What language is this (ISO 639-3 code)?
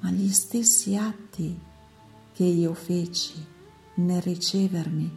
ita